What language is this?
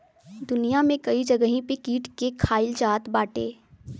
Bhojpuri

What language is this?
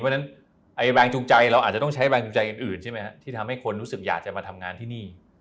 Thai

